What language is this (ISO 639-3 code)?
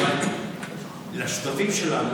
heb